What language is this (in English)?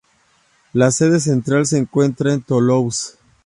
Spanish